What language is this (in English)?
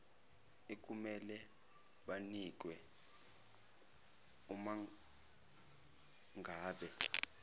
Zulu